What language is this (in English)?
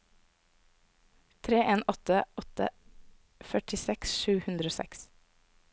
Norwegian